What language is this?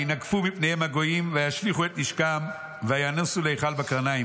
Hebrew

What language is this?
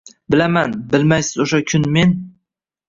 Uzbek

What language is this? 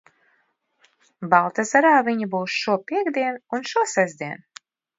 Latvian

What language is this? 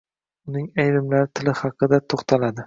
Uzbek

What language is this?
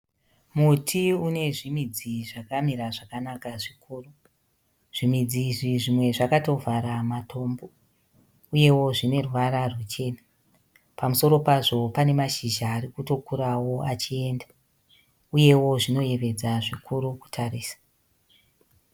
Shona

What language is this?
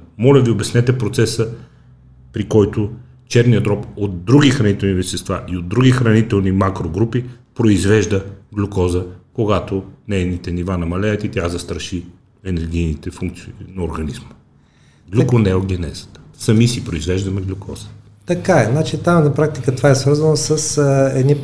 Bulgarian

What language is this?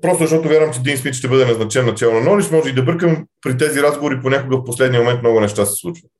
Bulgarian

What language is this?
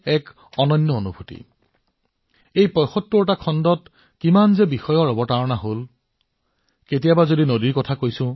Assamese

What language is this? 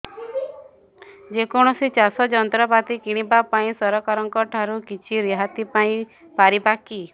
Odia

